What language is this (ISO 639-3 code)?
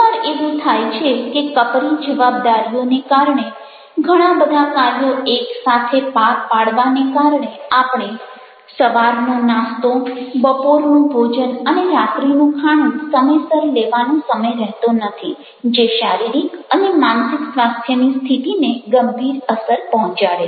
guj